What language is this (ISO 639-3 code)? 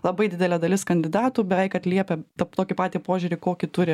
lit